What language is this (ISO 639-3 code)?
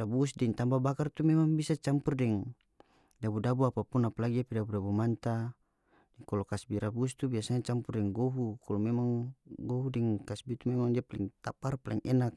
max